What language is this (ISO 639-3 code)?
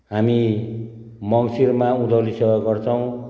nep